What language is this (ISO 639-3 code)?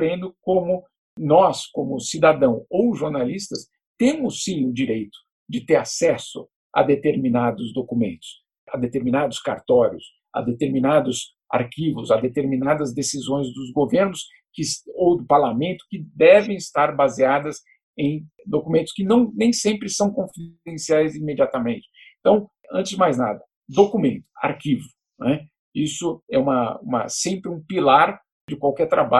por